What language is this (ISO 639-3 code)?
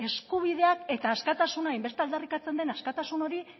eus